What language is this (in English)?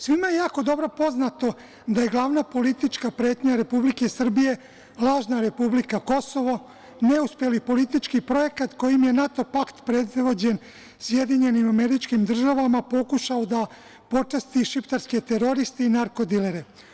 Serbian